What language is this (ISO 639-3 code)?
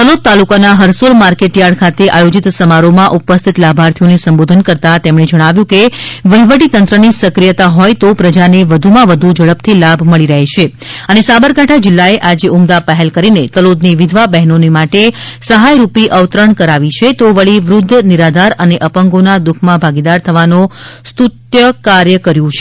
guj